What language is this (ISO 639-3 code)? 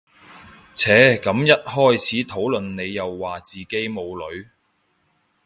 yue